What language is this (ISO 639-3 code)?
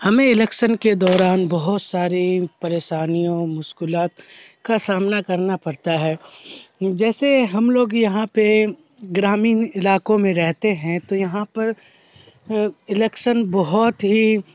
urd